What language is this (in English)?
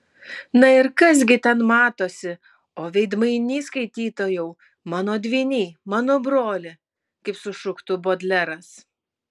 Lithuanian